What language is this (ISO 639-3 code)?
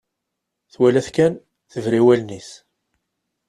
kab